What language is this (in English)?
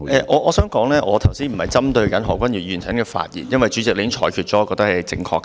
Cantonese